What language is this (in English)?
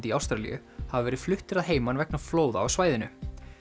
Icelandic